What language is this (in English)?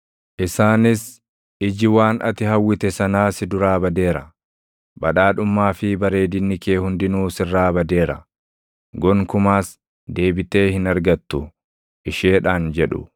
Oromo